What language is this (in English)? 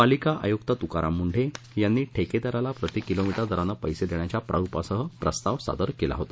Marathi